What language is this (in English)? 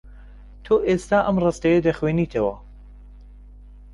Central Kurdish